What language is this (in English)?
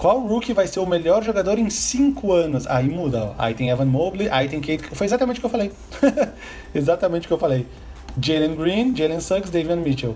Portuguese